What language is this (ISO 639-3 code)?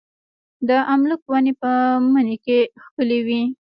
pus